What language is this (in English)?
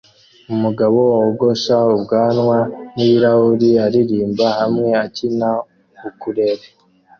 Kinyarwanda